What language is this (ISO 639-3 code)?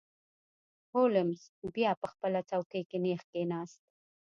pus